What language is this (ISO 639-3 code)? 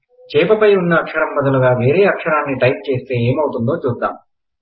tel